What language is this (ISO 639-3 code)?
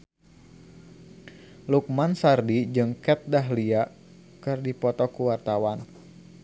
sun